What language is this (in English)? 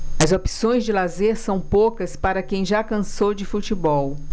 Portuguese